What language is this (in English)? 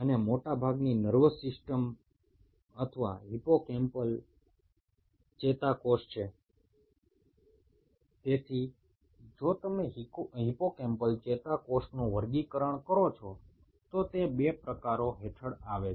Bangla